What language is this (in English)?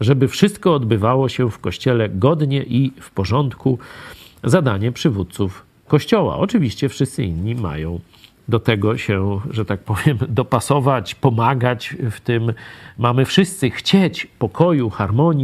Polish